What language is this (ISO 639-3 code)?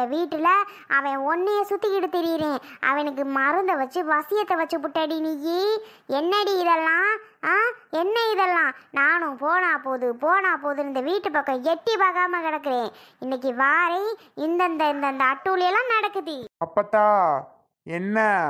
tam